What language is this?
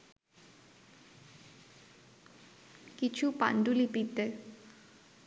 Bangla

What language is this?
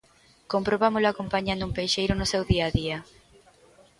Galician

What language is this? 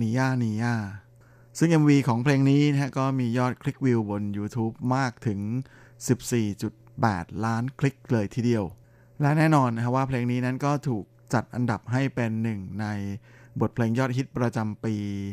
Thai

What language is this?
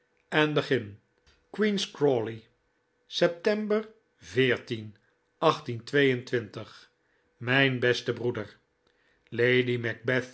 Dutch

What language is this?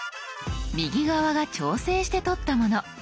Japanese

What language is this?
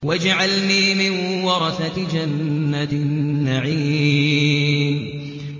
Arabic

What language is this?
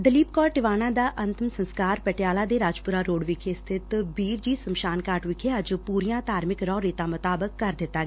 Punjabi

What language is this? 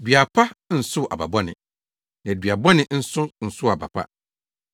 Akan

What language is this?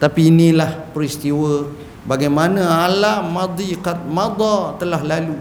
Malay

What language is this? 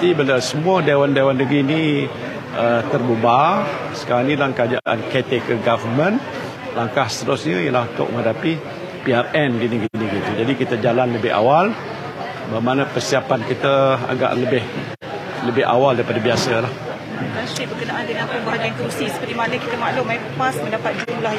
Malay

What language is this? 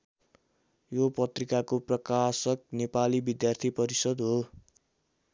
Nepali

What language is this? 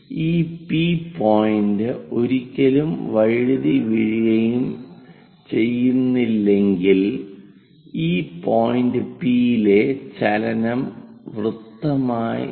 Malayalam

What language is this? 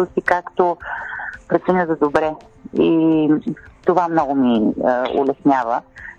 Bulgarian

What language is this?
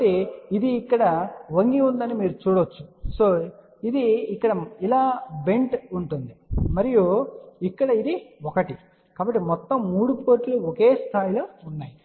Telugu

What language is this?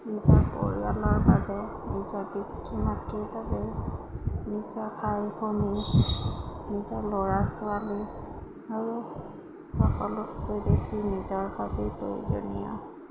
Assamese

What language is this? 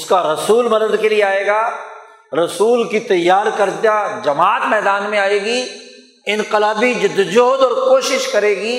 Urdu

